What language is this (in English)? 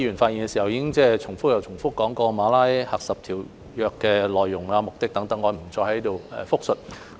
Cantonese